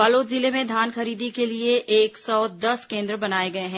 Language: Hindi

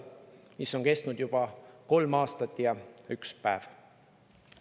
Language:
Estonian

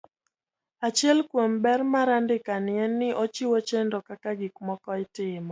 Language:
Luo (Kenya and Tanzania)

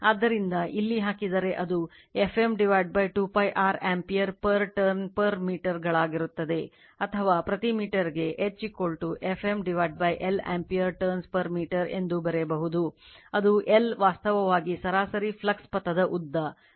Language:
Kannada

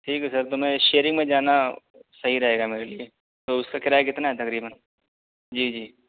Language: Urdu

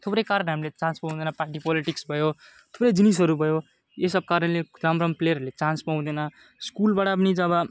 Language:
Nepali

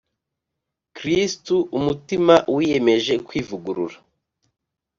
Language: Kinyarwanda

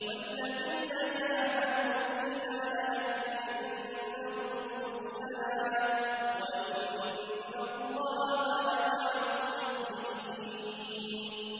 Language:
Arabic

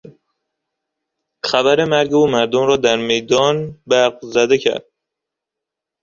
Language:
Persian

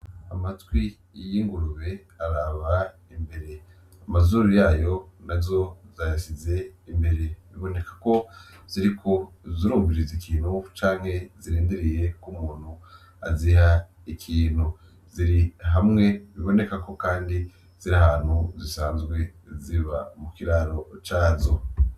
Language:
Rundi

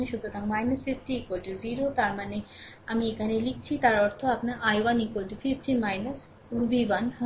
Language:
Bangla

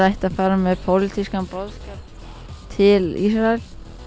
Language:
Icelandic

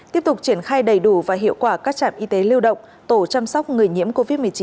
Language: Vietnamese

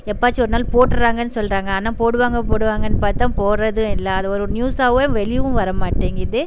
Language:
Tamil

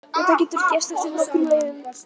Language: Icelandic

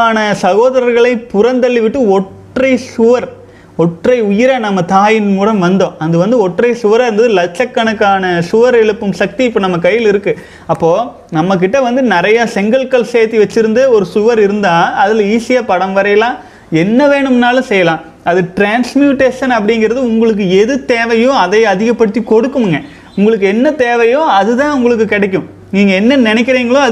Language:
Tamil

